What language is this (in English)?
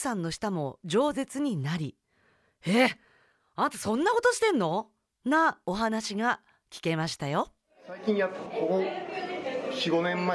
Japanese